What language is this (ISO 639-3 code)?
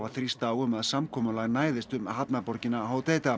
isl